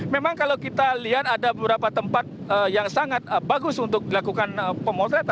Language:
Indonesian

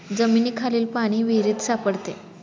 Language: Marathi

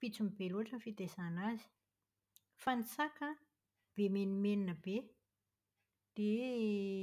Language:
Malagasy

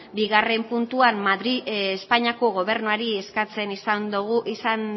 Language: Basque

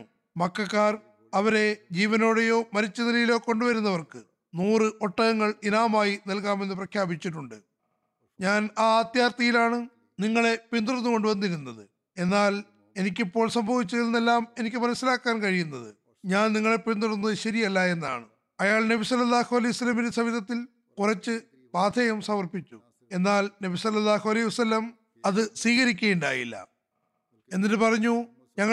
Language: Malayalam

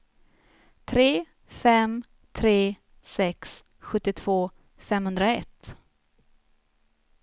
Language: Swedish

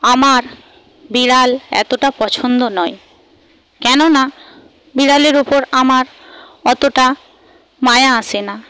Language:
Bangla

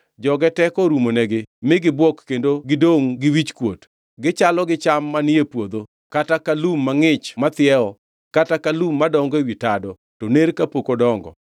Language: Luo (Kenya and Tanzania)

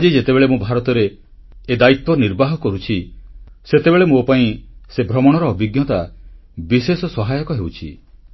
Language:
Odia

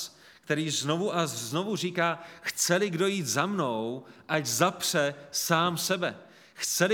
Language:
Czech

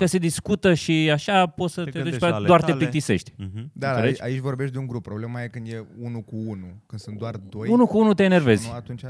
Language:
Romanian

